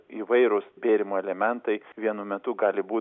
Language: Lithuanian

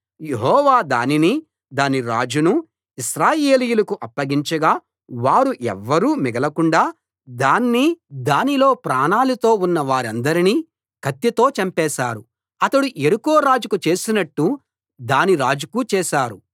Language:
Telugu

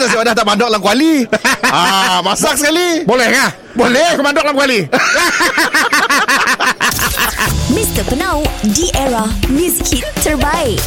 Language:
Malay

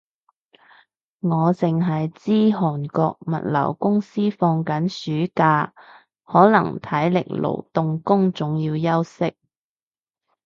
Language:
Cantonese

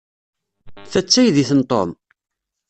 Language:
Kabyle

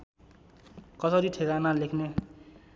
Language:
Nepali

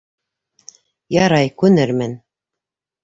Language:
Bashkir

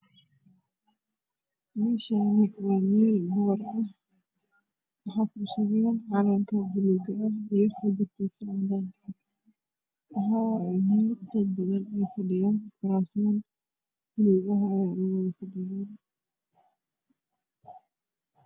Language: Somali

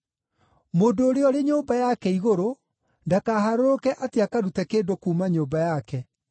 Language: Kikuyu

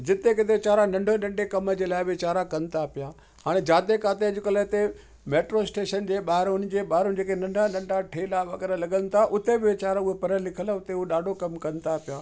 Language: Sindhi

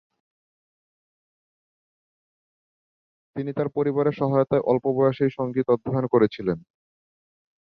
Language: Bangla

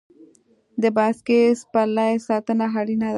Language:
Pashto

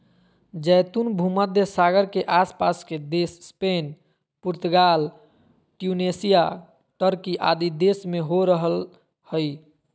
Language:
Magahi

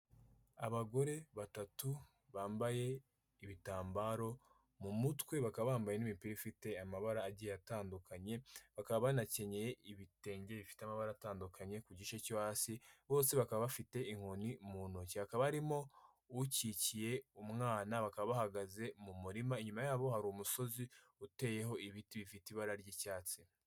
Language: Kinyarwanda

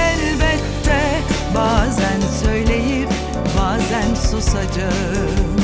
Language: Turkish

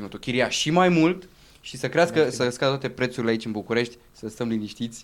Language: Romanian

